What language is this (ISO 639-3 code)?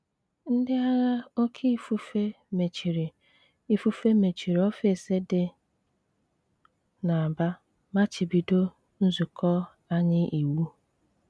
ibo